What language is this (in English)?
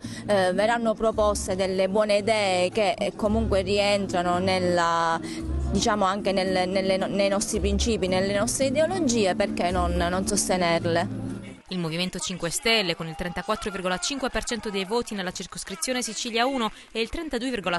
Italian